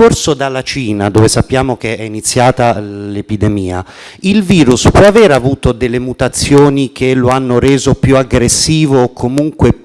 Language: Italian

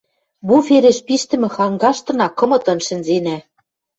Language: Western Mari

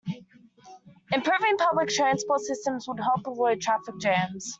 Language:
English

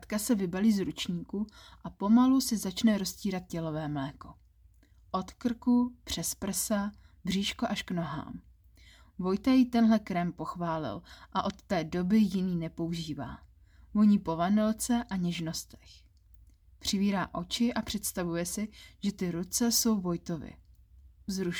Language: Czech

